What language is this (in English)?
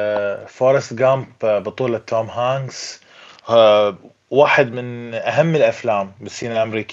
Arabic